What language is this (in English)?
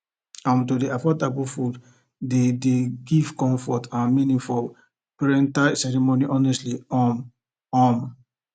Nigerian Pidgin